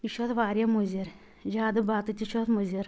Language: Kashmiri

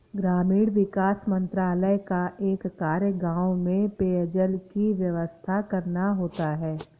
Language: Hindi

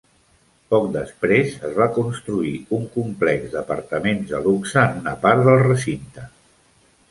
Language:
Catalan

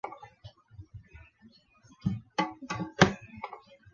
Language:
Chinese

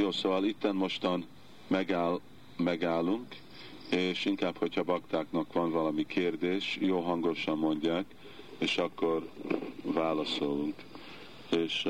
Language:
Hungarian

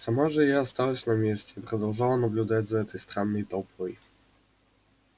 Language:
Russian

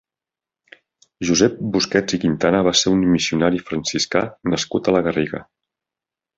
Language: Catalan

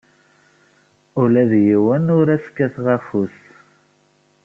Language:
Kabyle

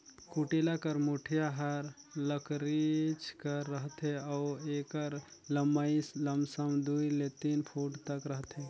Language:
Chhattisgarhi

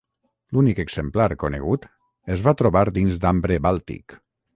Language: Catalan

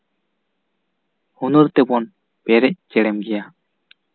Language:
Santali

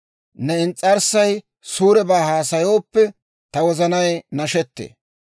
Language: Dawro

